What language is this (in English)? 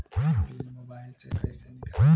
Bhojpuri